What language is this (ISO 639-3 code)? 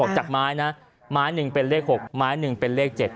tha